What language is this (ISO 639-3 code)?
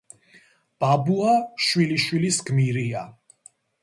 kat